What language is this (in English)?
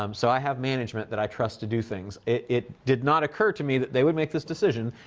English